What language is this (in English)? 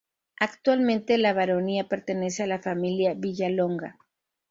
Spanish